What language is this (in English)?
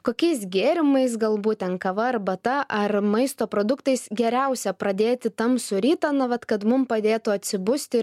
Lithuanian